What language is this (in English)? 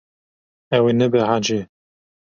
Kurdish